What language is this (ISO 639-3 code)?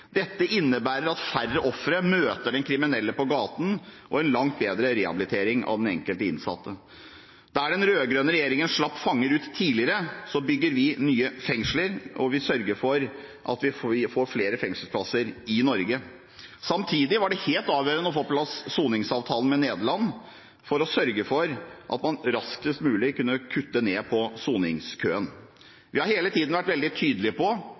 nob